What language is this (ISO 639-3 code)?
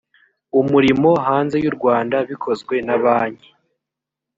kin